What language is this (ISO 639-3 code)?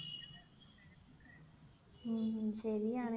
mal